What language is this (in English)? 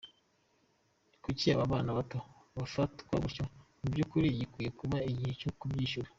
Kinyarwanda